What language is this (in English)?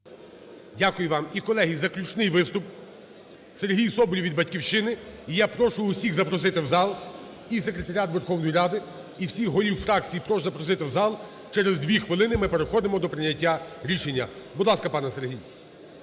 Ukrainian